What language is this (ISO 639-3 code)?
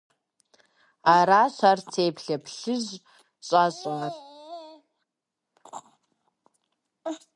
kbd